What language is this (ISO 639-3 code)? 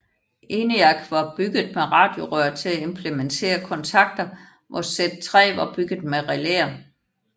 dan